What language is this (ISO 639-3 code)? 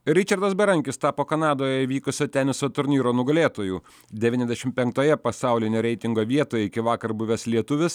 lit